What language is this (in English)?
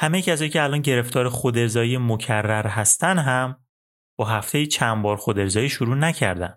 Persian